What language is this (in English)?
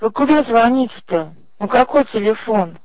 Russian